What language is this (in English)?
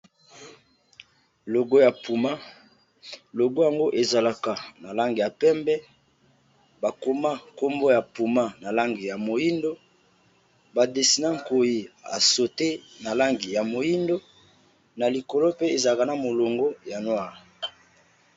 Lingala